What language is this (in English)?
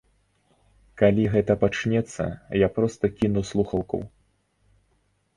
Belarusian